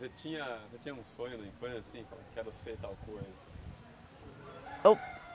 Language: Portuguese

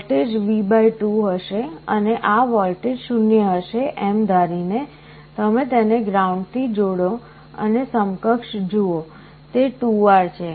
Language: Gujarati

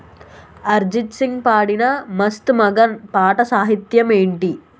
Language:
Telugu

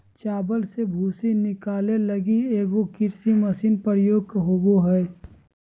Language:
Magahi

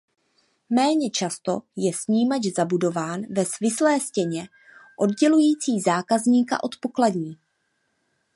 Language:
Czech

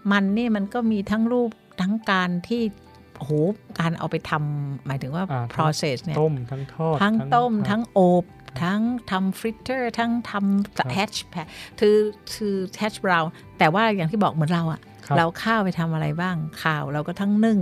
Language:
Thai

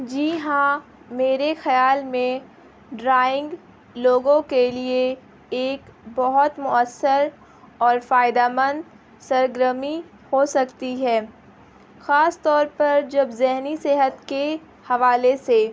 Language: Urdu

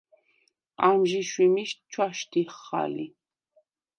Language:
Svan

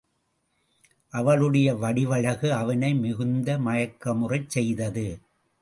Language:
Tamil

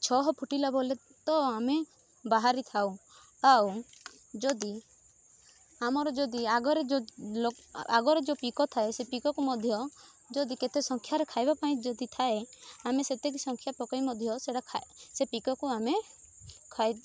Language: Odia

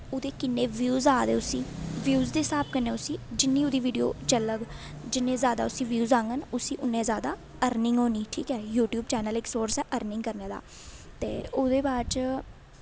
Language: Dogri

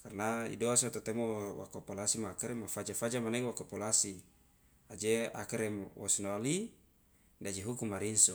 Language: Loloda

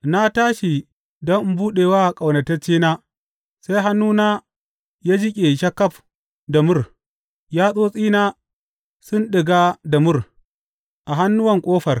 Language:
Hausa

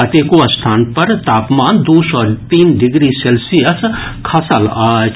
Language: Maithili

